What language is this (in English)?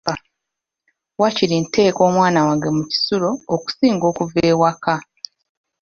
Ganda